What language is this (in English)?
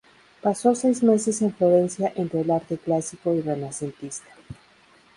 Spanish